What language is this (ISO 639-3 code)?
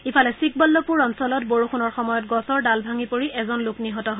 asm